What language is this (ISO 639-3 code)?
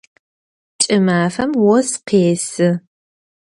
ady